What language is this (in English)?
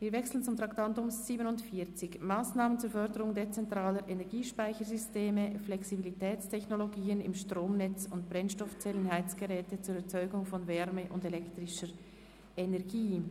Swiss German